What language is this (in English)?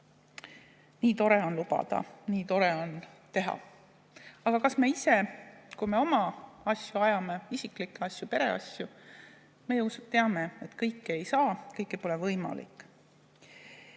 Estonian